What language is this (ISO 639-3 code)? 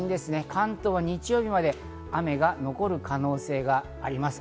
jpn